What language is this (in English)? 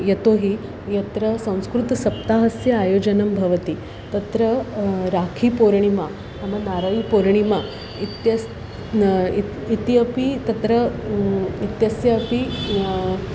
Sanskrit